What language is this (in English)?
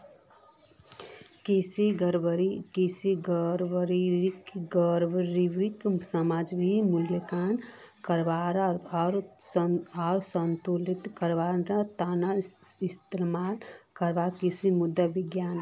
Magahi